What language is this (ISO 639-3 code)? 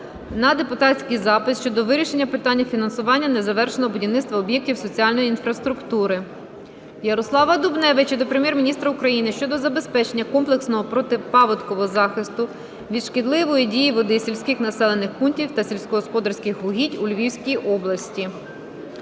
ukr